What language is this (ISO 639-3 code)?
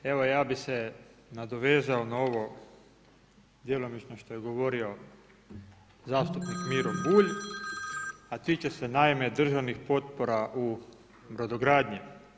hrv